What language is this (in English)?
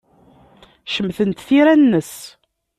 Kabyle